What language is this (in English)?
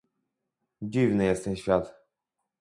Polish